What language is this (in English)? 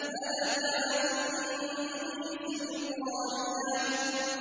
Arabic